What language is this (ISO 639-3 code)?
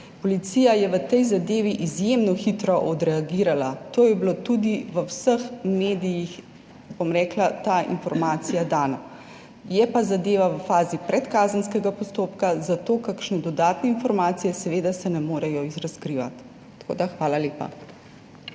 slv